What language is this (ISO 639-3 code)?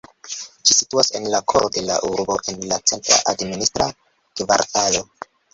epo